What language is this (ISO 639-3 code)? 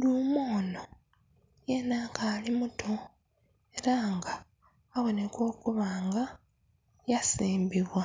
xog